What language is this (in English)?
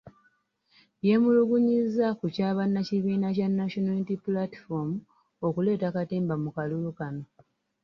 Ganda